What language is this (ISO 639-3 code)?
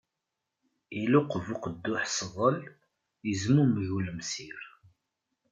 kab